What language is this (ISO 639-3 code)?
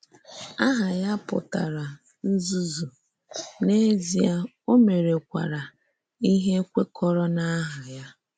ibo